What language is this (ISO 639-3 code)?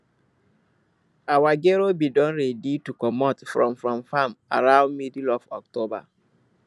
pcm